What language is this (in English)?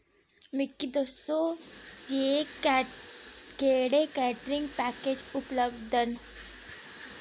Dogri